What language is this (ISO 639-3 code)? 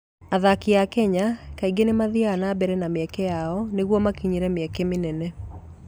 kik